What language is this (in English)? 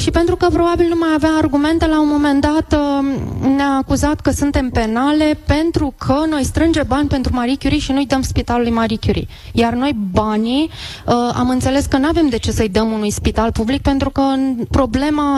Romanian